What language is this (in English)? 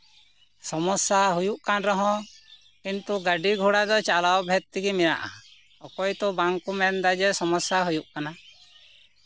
Santali